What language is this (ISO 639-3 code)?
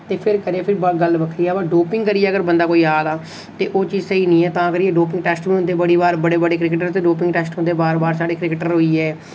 doi